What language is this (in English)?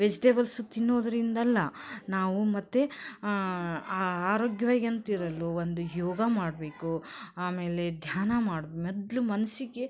Kannada